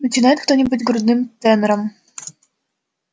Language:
Russian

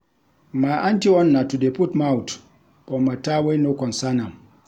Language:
Nigerian Pidgin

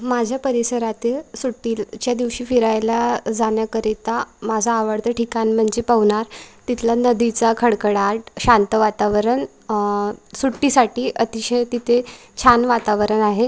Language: Marathi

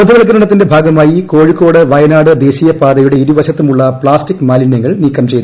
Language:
Malayalam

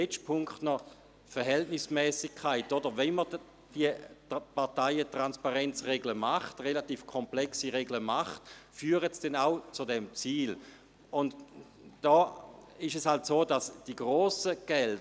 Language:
Swiss German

